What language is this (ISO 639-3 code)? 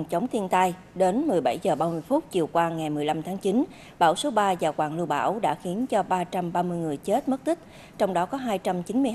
vie